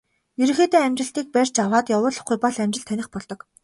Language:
Mongolian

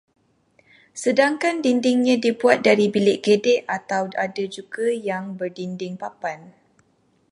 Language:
Malay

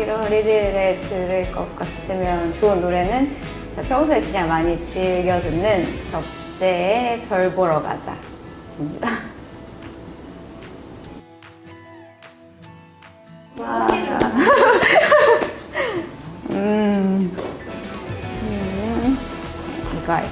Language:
Korean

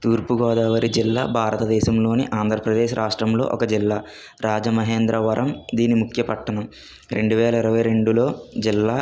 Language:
Telugu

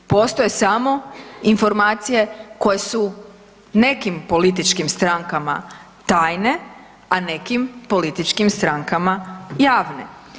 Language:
Croatian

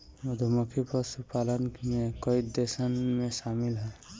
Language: Bhojpuri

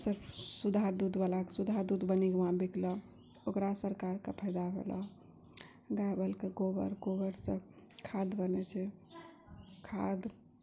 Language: Maithili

